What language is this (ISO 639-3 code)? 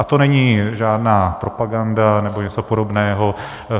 ces